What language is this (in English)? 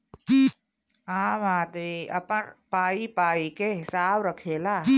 Bhojpuri